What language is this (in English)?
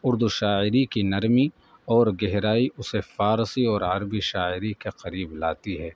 Urdu